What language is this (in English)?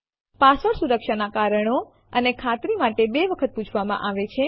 Gujarati